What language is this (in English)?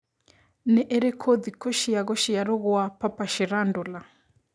Kikuyu